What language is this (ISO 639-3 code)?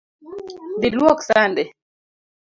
luo